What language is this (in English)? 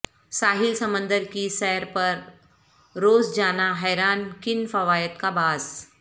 Urdu